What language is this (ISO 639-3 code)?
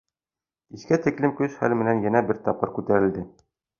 bak